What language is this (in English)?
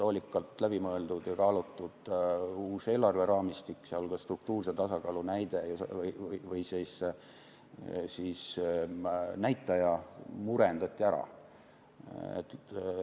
Estonian